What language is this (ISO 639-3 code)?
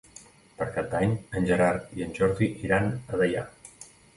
cat